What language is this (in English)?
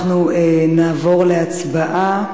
Hebrew